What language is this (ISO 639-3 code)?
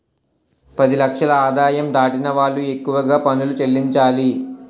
tel